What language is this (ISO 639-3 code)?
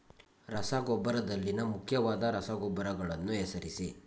kan